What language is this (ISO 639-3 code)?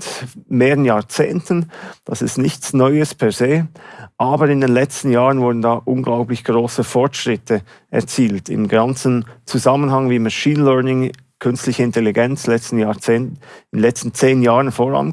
deu